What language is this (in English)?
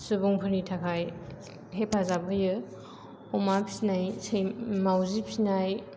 Bodo